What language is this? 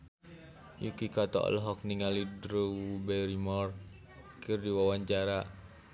Sundanese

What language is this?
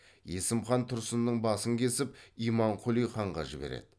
Kazakh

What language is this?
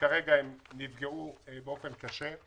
Hebrew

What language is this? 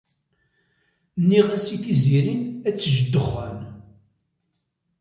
Kabyle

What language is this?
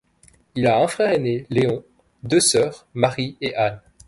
French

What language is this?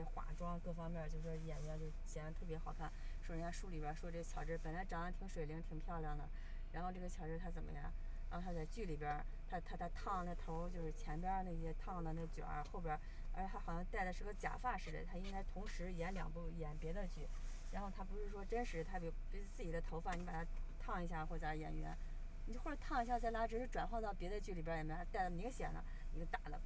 Chinese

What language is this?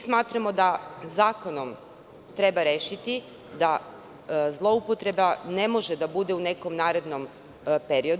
Serbian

